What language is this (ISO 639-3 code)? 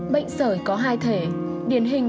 vie